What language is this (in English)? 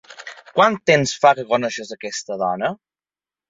Catalan